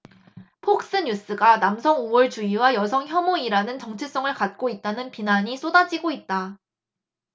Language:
Korean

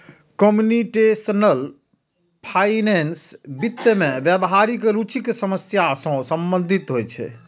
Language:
Maithili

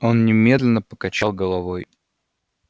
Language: Russian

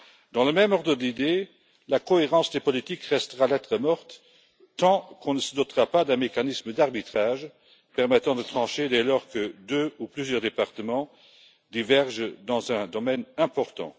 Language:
French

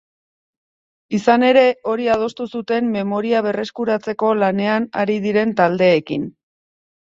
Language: Basque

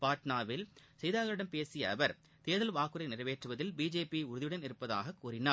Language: Tamil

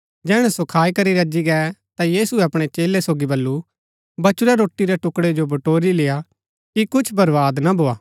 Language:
Gaddi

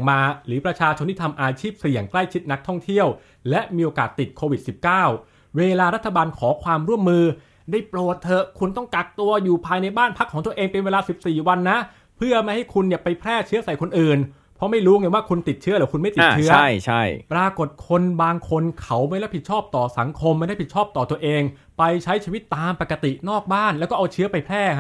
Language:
Thai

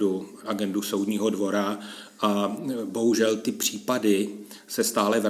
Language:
Czech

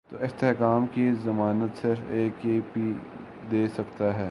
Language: Urdu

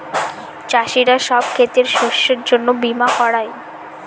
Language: Bangla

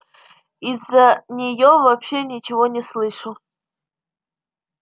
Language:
Russian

